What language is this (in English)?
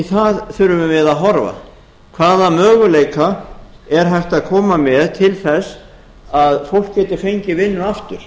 Icelandic